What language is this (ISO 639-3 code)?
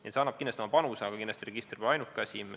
est